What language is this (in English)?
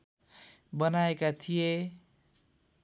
Nepali